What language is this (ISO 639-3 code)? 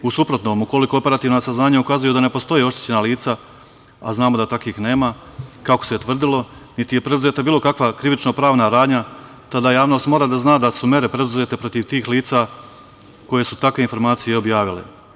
srp